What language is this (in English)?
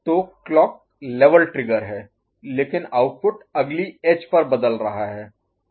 Hindi